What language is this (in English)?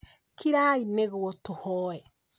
Kikuyu